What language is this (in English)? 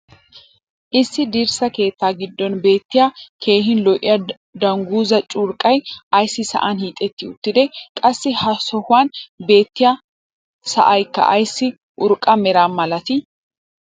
Wolaytta